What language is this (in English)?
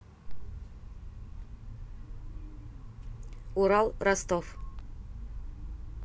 Russian